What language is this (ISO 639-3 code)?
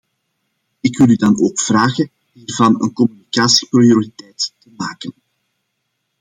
nld